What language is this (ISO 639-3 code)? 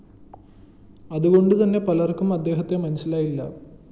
mal